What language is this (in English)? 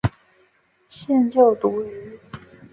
Chinese